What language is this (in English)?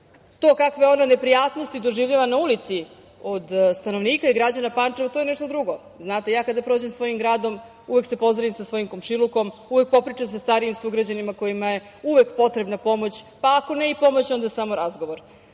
Serbian